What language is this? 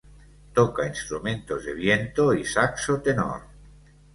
Spanish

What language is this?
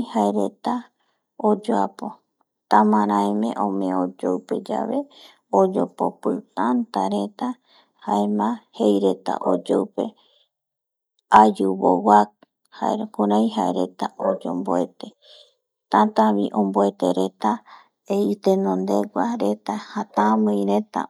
Eastern Bolivian Guaraní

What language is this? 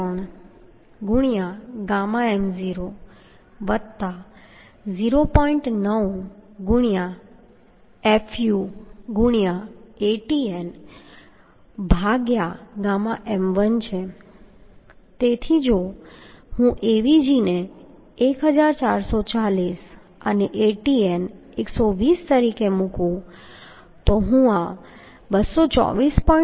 Gujarati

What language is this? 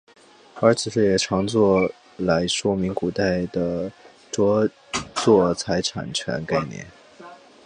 Chinese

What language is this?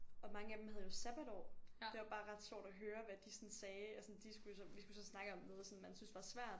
Danish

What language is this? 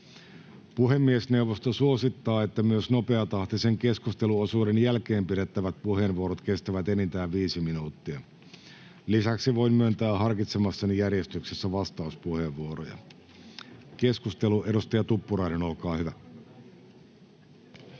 Finnish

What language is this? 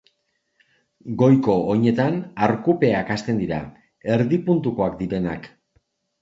Basque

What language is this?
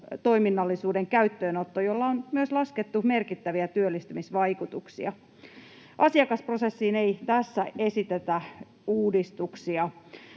Finnish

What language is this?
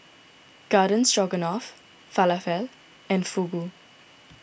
English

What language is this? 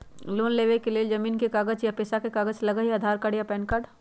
Magahi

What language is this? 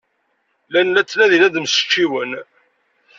Kabyle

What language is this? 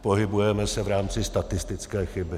Czech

